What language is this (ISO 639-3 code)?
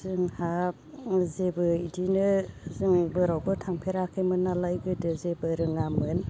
brx